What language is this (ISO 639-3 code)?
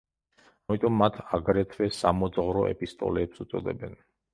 kat